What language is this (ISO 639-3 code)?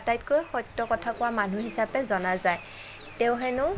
asm